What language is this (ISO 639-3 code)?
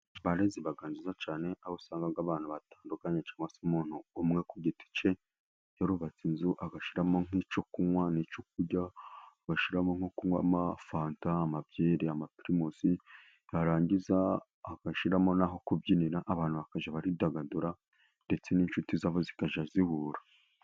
kin